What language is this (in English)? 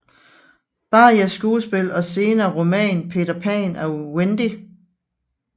Danish